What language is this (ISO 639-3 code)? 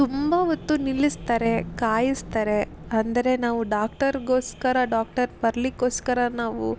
kan